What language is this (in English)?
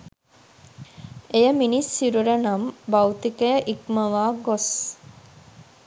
Sinhala